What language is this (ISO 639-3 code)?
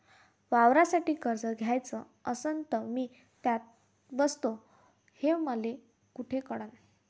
mar